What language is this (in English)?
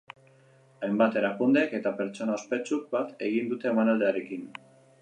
Basque